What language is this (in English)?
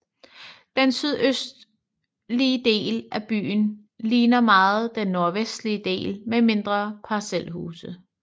Danish